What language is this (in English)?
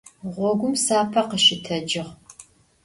Adyghe